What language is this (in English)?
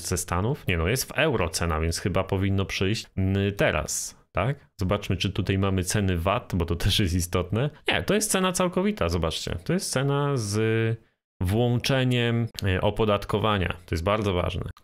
Polish